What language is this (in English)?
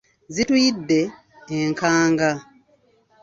Ganda